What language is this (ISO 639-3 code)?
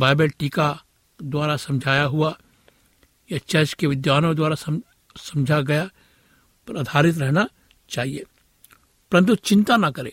hin